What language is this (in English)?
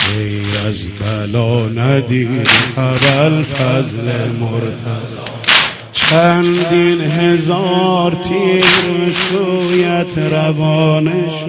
Persian